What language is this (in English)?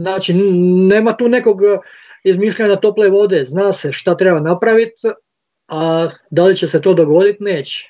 Croatian